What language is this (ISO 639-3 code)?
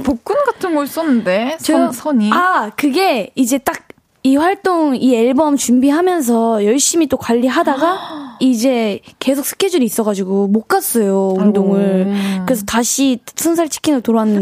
kor